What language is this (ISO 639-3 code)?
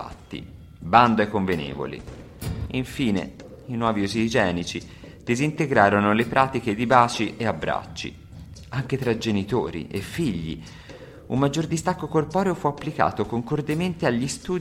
ita